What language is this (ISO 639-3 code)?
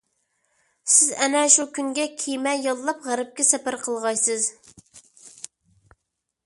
uig